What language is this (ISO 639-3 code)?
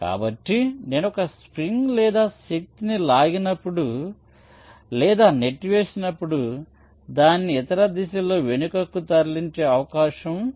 tel